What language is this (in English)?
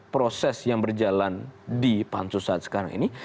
Indonesian